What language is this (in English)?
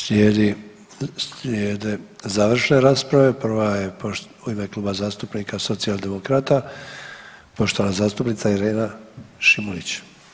Croatian